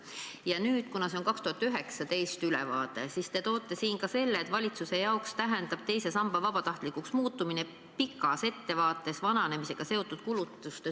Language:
Estonian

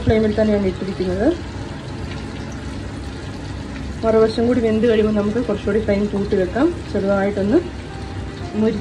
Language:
Turkish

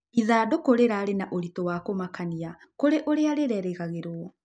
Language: Kikuyu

